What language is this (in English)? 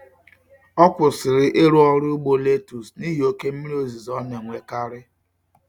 Igbo